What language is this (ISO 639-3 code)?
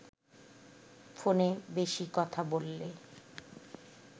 ben